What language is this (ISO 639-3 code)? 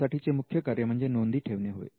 mar